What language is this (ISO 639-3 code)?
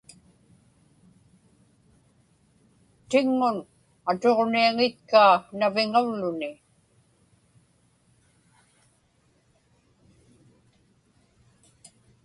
ipk